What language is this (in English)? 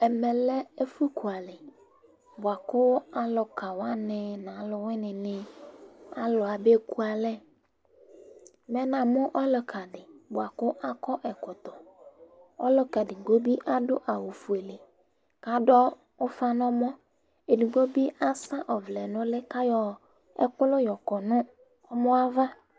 Ikposo